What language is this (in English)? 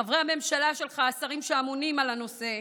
Hebrew